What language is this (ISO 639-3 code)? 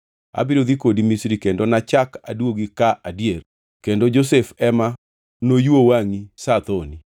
luo